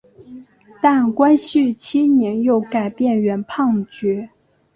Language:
Chinese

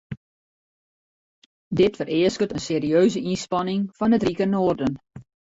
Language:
Western Frisian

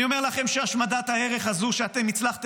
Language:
Hebrew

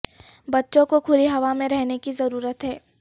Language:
Urdu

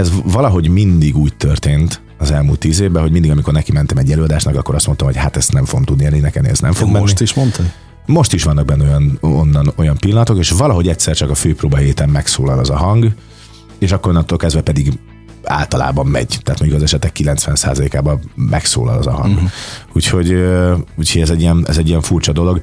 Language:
Hungarian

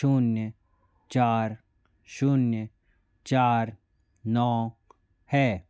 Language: Hindi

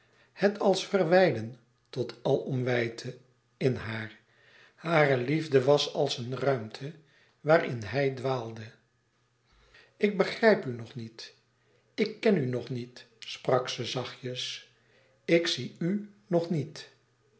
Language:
Dutch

